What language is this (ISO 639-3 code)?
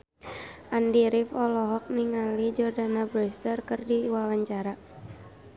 sun